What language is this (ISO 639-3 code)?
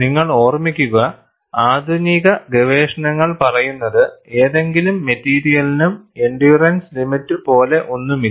mal